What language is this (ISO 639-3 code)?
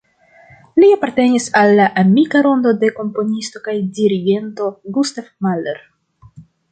epo